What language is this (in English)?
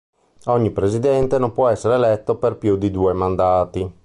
Italian